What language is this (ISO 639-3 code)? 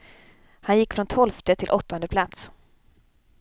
swe